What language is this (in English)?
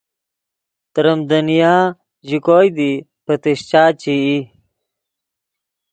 Yidgha